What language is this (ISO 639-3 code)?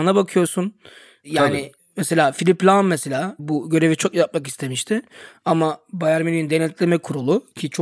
tur